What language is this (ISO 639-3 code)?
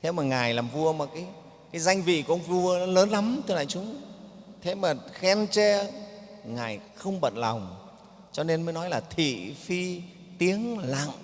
vie